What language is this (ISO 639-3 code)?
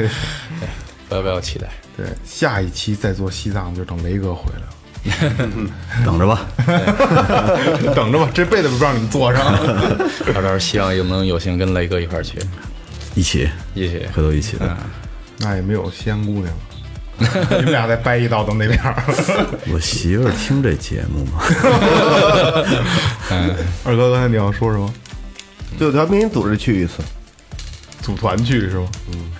zho